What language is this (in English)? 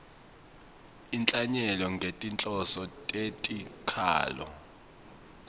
Swati